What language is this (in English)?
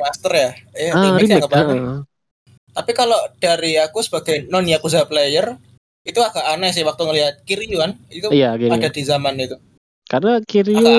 Indonesian